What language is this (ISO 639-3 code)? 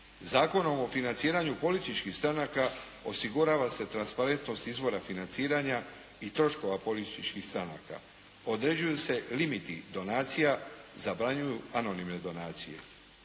hrv